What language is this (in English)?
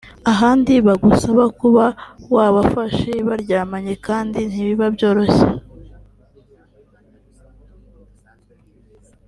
Kinyarwanda